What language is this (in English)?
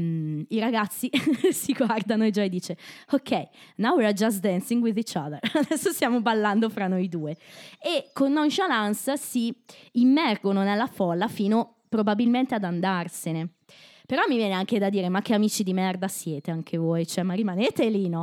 Italian